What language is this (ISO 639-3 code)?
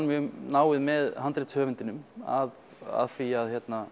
isl